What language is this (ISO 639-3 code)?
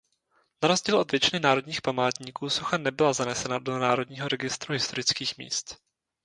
ces